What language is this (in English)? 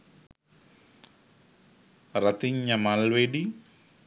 Sinhala